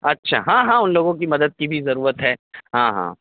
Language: Urdu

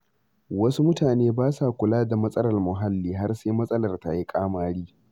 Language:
Hausa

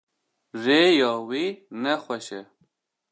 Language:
Kurdish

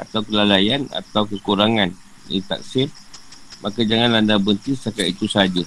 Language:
Malay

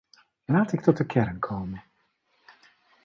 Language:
Dutch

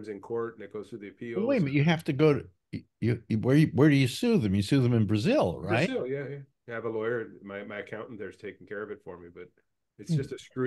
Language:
English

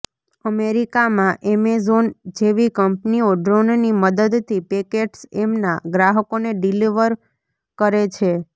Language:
Gujarati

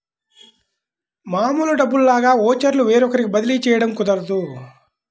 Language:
Telugu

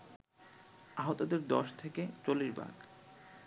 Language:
Bangla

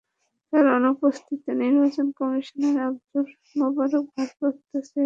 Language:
Bangla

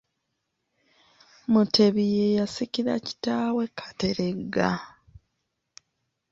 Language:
Ganda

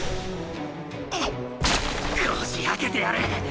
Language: Japanese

